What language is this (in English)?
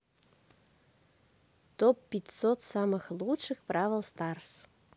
Russian